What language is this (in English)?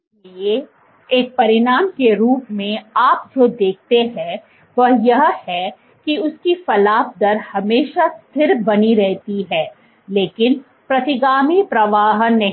Hindi